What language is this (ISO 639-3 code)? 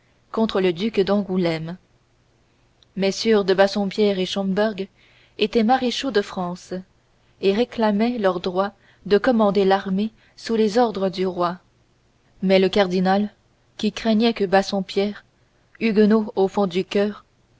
fra